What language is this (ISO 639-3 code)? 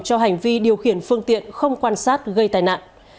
vie